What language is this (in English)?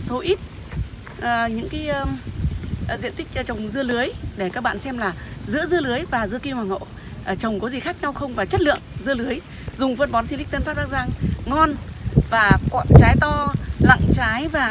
Vietnamese